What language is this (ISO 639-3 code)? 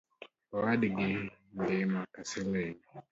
luo